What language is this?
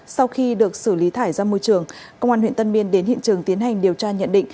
Vietnamese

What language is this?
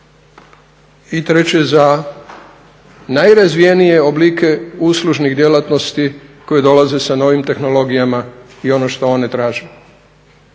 Croatian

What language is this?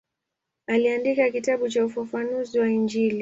Swahili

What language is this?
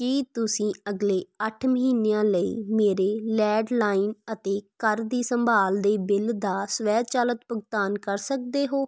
Punjabi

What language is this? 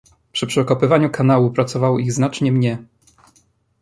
Polish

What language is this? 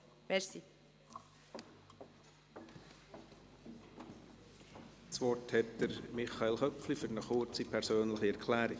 Swiss German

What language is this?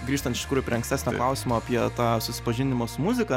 Lithuanian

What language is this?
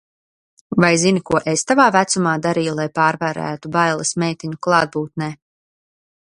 Latvian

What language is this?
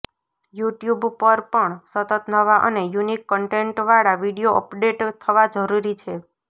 Gujarati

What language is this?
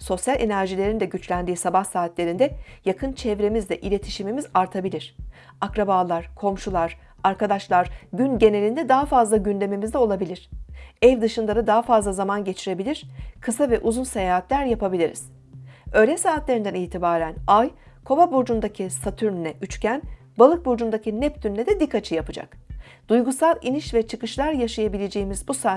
Turkish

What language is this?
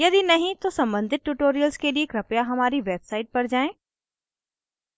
Hindi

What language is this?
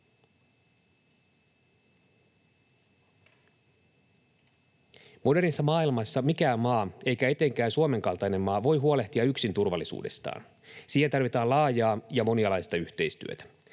Finnish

